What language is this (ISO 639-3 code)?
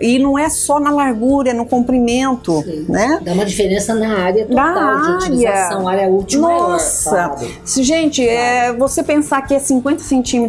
por